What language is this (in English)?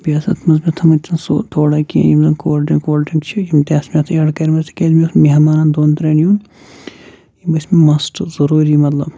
Kashmiri